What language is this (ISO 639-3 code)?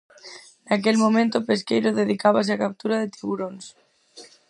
glg